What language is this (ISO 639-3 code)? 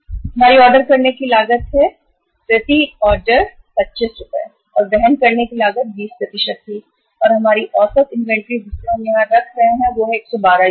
hin